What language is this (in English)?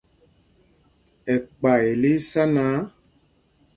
Mpumpong